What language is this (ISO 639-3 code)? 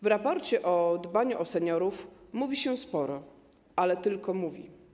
pol